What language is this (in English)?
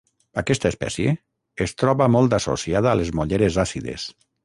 Catalan